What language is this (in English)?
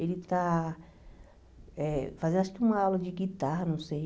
Portuguese